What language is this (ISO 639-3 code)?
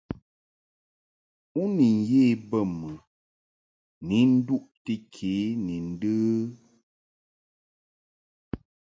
mhk